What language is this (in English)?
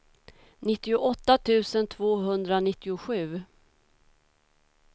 Swedish